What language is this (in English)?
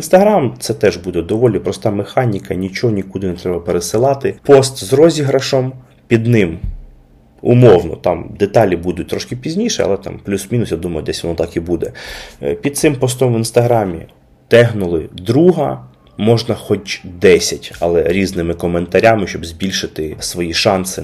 Ukrainian